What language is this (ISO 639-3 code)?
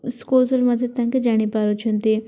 ori